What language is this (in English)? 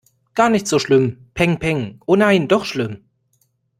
German